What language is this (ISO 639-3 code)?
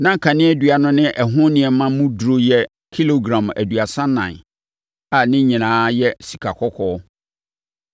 aka